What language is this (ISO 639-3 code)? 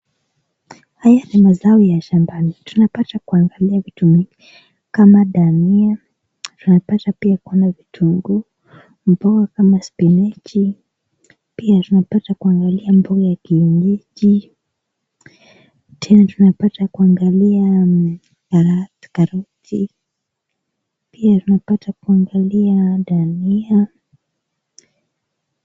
swa